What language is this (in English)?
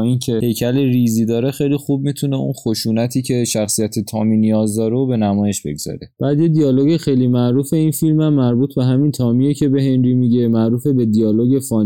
Persian